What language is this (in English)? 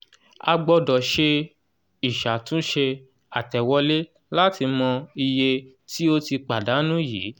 Yoruba